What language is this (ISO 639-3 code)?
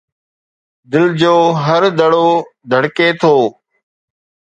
snd